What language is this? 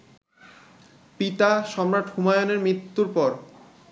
Bangla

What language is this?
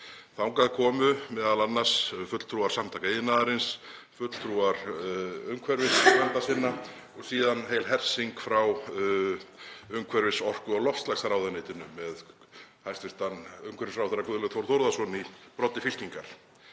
Icelandic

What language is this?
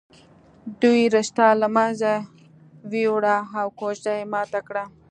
Pashto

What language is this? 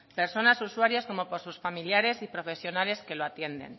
Spanish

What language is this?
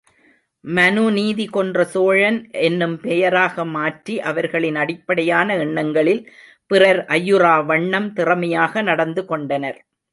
Tamil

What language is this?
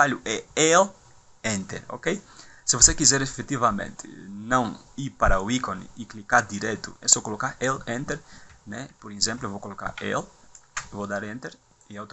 Portuguese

